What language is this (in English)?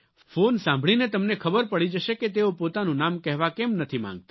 Gujarati